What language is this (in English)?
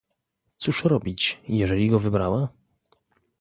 Polish